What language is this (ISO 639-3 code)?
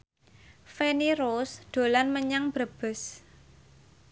jav